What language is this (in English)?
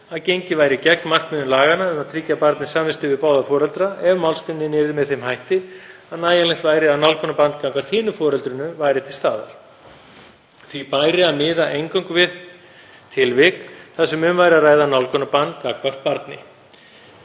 Icelandic